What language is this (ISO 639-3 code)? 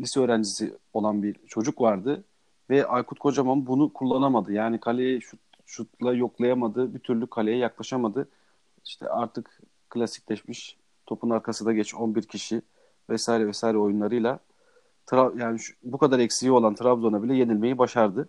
tur